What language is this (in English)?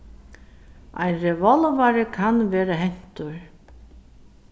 Faroese